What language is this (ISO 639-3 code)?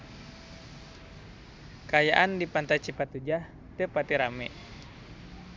sun